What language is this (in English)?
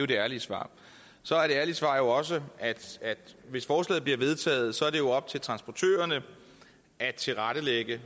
Danish